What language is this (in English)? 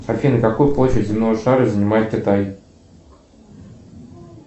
Russian